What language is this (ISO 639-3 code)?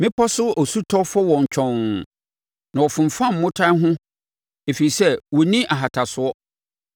aka